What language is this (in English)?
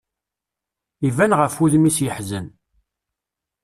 Kabyle